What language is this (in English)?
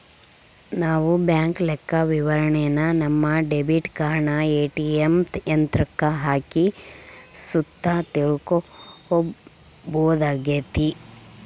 Kannada